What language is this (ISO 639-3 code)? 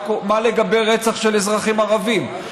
heb